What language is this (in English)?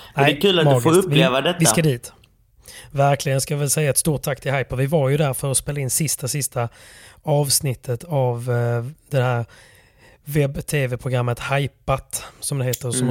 Swedish